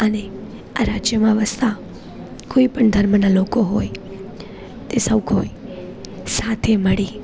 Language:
Gujarati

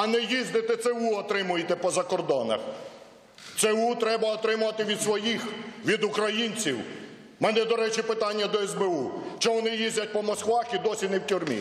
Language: Ukrainian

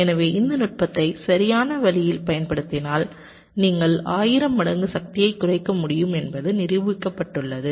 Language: Tamil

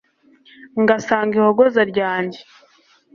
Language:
Kinyarwanda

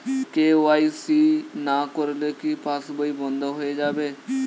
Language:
Bangla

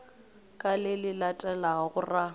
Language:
Northern Sotho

